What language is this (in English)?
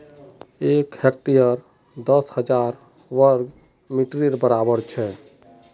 Magahi